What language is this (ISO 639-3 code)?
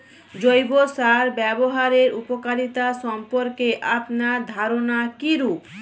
ben